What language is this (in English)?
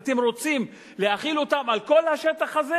Hebrew